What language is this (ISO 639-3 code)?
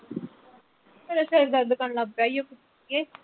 pan